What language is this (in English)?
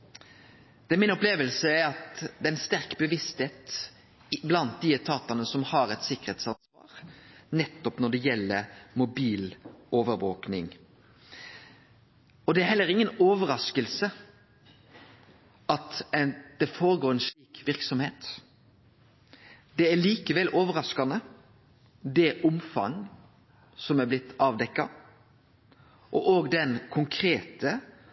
Norwegian Nynorsk